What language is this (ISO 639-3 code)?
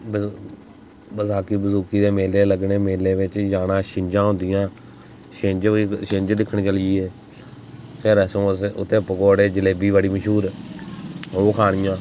doi